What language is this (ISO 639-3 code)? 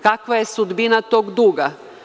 srp